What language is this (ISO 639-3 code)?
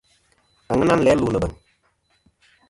bkm